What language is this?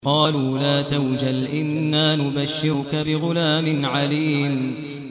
Arabic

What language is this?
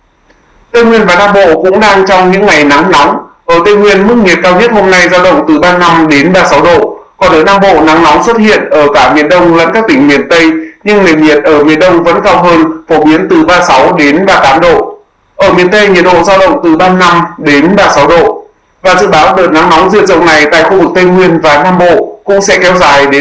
Vietnamese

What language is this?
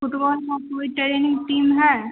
Hindi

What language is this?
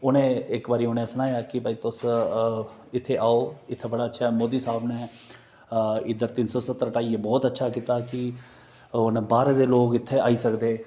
Dogri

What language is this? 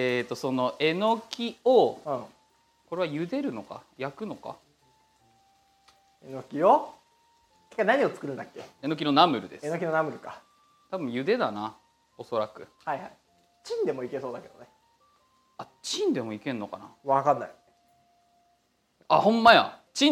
Japanese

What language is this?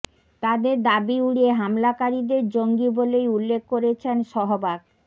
Bangla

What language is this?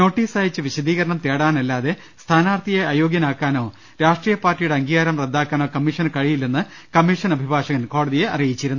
Malayalam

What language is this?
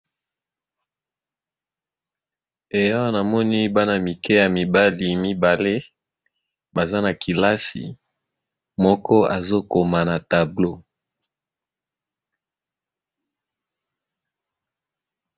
Lingala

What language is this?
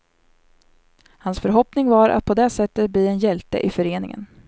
Swedish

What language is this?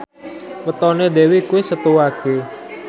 Javanese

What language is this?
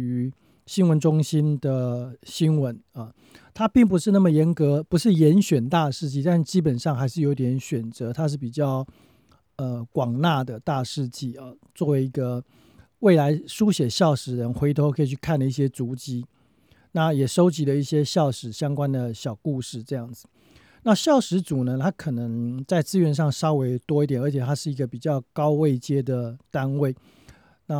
Chinese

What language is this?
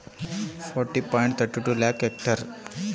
Kannada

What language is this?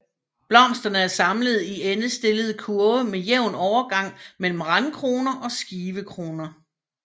Danish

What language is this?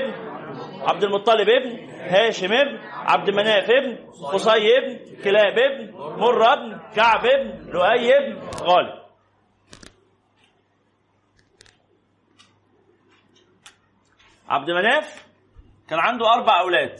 Arabic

